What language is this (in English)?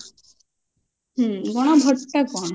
Odia